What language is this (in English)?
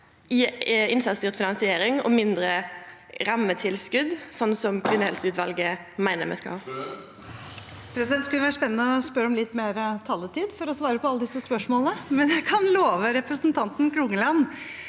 Norwegian